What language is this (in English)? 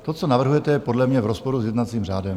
Czech